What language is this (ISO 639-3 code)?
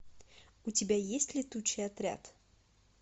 rus